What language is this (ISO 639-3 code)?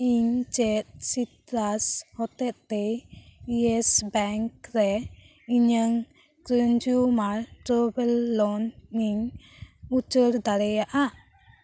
sat